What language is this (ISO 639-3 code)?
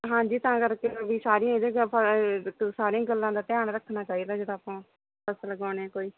pan